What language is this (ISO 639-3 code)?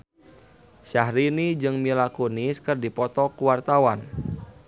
sun